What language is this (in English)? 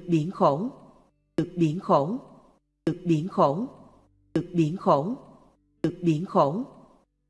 Vietnamese